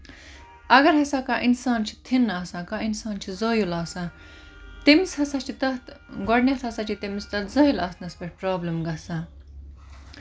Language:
Kashmiri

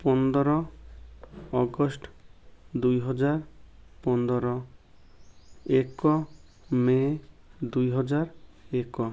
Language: Odia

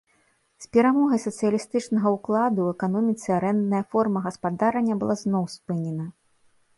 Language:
Belarusian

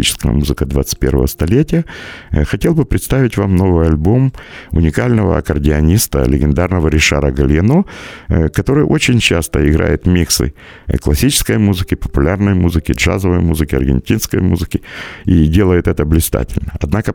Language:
Russian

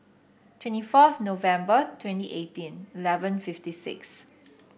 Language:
English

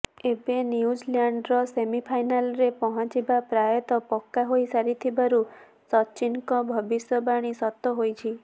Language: Odia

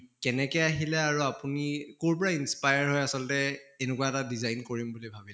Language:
Assamese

